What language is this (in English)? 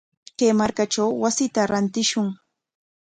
Corongo Ancash Quechua